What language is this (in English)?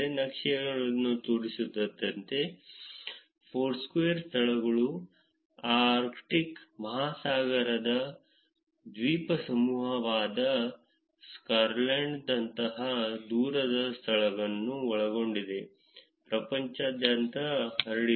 Kannada